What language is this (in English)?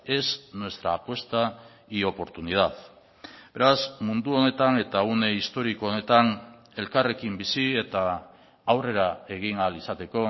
Basque